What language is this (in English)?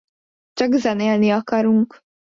Hungarian